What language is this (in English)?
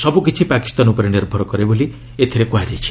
Odia